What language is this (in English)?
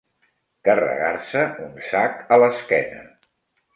Catalan